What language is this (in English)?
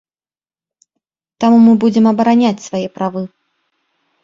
Belarusian